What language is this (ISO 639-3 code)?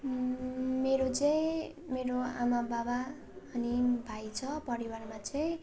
nep